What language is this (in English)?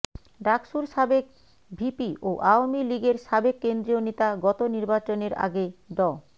Bangla